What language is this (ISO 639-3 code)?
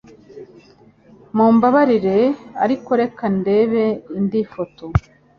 kin